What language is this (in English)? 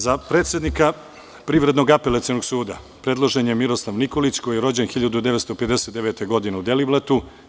Serbian